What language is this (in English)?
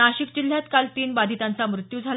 Marathi